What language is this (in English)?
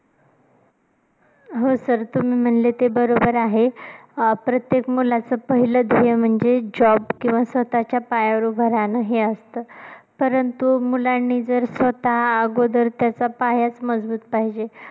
Marathi